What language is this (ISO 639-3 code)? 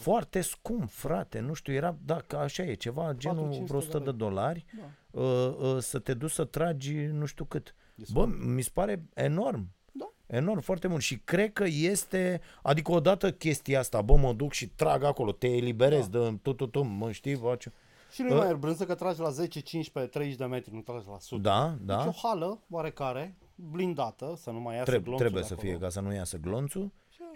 ron